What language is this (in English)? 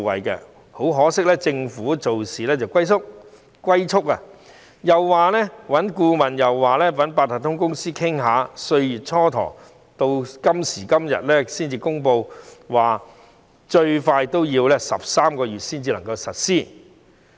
Cantonese